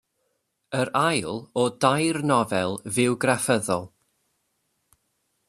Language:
Welsh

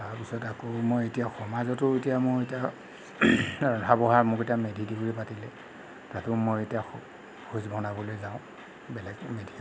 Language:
Assamese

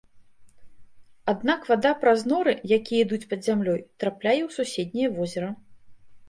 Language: Belarusian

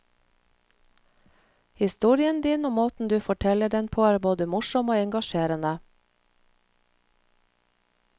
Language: Norwegian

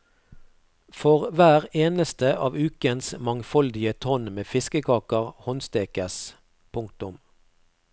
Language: Norwegian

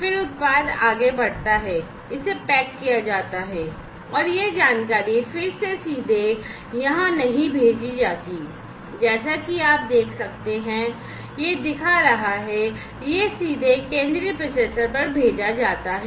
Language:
Hindi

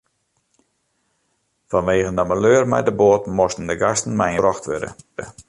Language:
Western Frisian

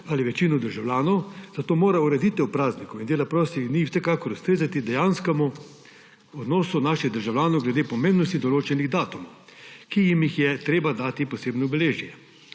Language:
Slovenian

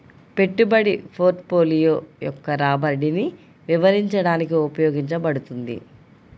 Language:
Telugu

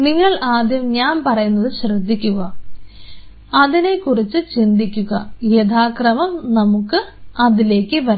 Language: Malayalam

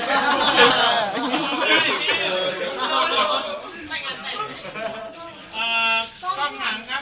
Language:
Thai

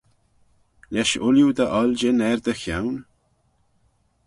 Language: Manx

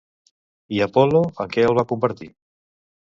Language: Catalan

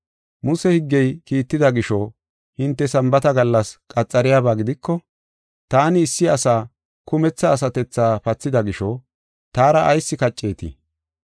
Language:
Gofa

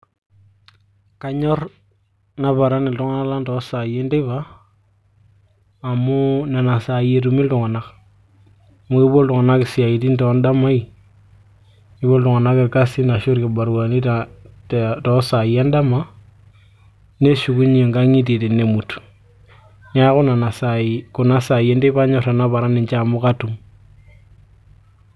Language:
Masai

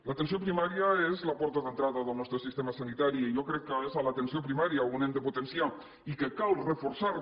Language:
Catalan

